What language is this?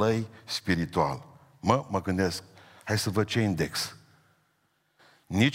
Romanian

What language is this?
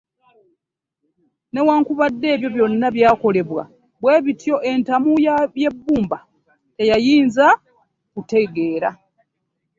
Ganda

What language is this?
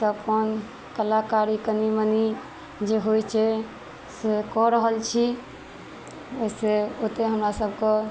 Maithili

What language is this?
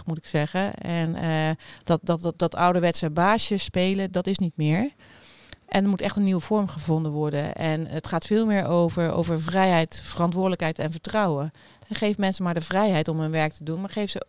Dutch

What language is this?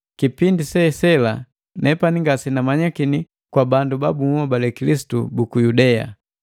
Matengo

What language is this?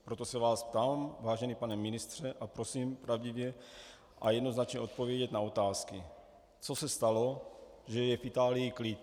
Czech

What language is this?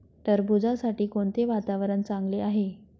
Marathi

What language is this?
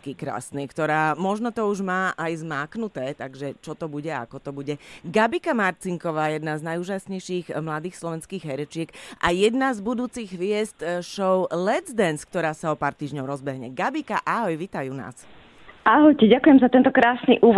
Slovak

